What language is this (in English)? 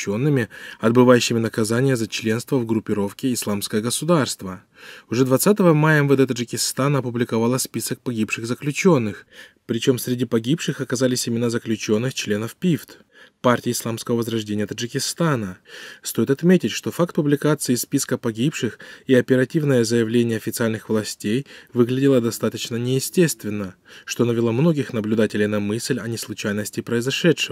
Russian